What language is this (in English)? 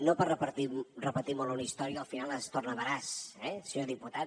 Catalan